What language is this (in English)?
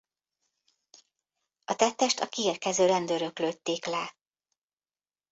Hungarian